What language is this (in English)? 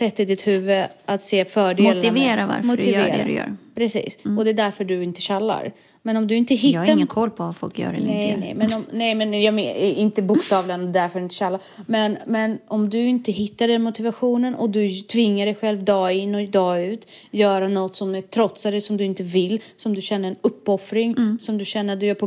Swedish